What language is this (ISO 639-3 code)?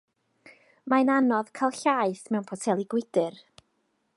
cym